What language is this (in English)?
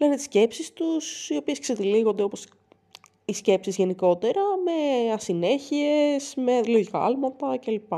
Greek